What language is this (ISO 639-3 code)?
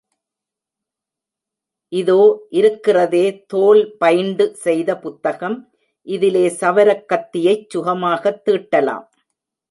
tam